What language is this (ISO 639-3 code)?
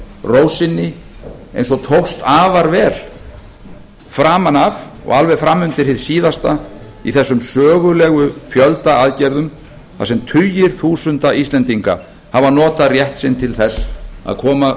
isl